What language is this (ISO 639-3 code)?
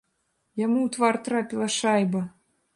bel